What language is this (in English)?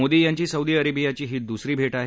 Marathi